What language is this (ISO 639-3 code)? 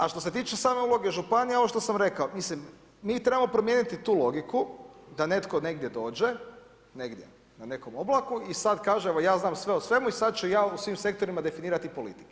hrv